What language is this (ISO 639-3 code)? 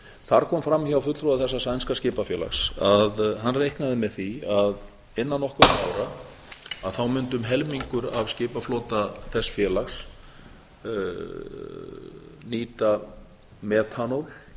isl